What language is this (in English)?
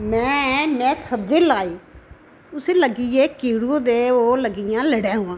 Dogri